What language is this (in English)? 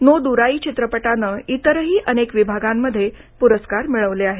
Marathi